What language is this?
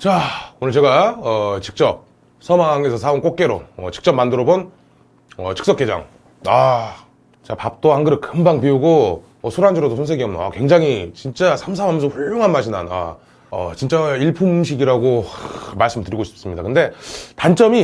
Korean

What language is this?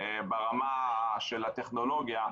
Hebrew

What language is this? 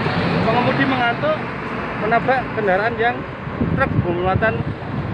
Indonesian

